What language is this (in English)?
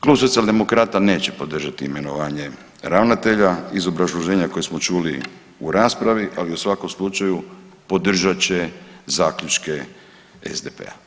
Croatian